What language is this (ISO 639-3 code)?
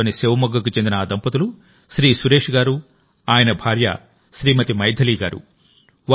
tel